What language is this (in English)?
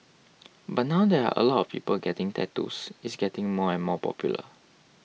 English